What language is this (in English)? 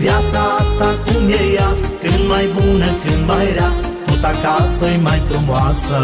Romanian